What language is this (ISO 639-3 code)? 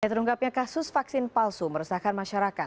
ind